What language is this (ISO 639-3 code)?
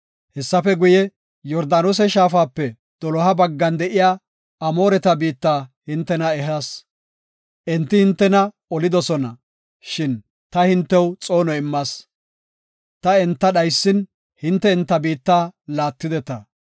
gof